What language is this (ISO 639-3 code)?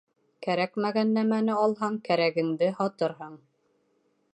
bak